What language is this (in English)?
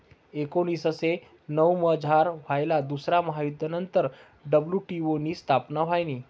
Marathi